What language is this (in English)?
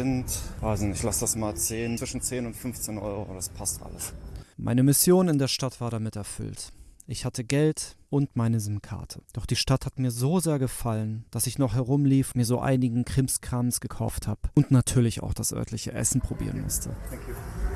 German